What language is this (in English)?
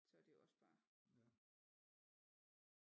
Danish